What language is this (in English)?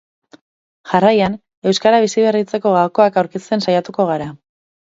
Basque